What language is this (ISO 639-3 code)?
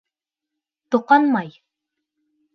bak